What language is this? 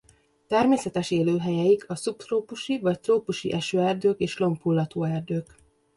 Hungarian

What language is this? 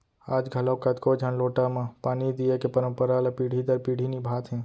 Chhattisgarhi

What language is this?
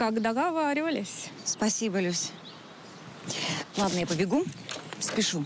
Russian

